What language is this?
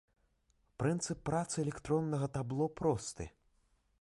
Belarusian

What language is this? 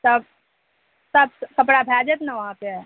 Maithili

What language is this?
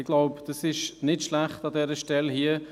Swiss German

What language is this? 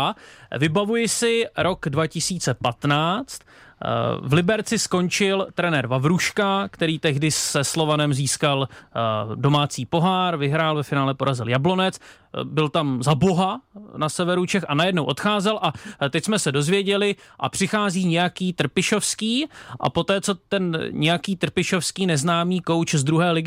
Czech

